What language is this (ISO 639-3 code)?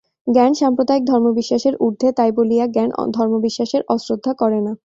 ben